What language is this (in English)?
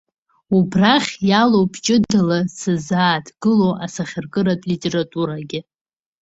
Abkhazian